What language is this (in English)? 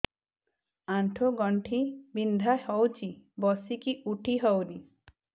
Odia